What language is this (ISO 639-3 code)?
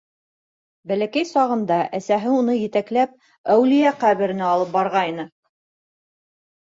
bak